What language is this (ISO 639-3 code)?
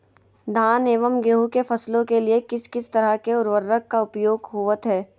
mag